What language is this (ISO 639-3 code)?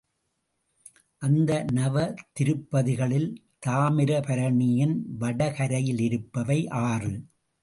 tam